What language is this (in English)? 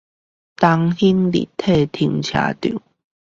Chinese